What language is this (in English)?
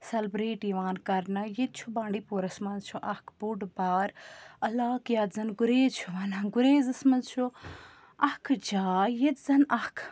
Kashmiri